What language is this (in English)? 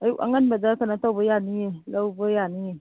Manipuri